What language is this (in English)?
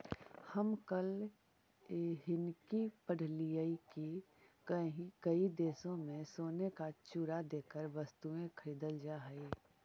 Magahi